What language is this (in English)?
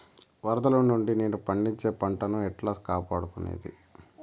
Telugu